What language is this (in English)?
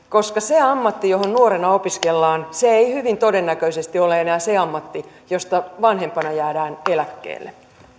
Finnish